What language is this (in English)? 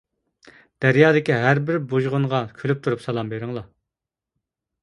Uyghur